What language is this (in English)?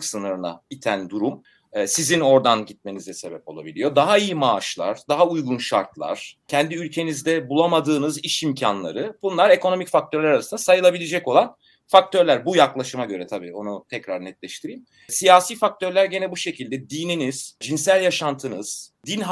Turkish